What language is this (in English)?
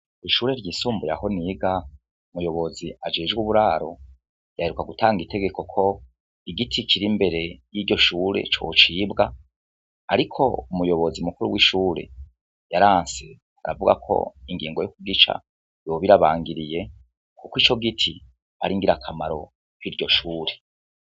Rundi